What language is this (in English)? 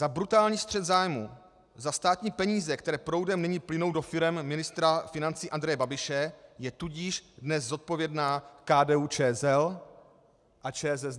Czech